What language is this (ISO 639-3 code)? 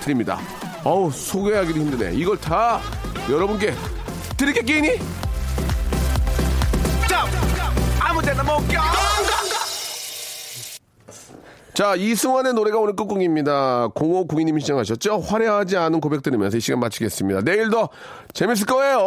kor